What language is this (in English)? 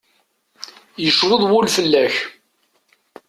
Kabyle